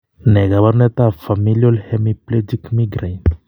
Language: Kalenjin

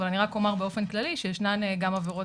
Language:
Hebrew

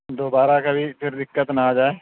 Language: Urdu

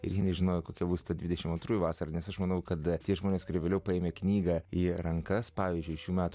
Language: Lithuanian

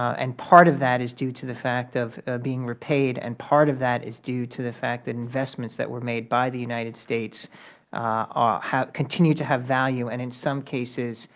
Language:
English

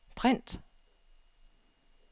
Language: Danish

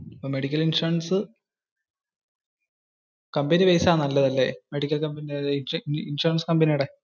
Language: Malayalam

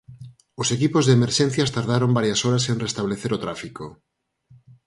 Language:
Galician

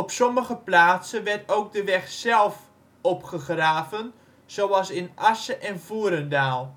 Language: Dutch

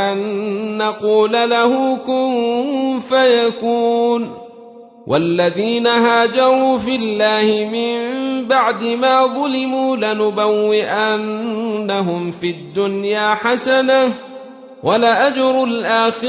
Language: Arabic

